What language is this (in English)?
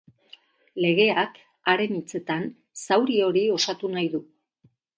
Basque